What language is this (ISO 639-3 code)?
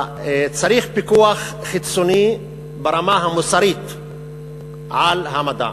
heb